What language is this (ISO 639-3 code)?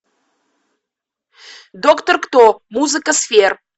rus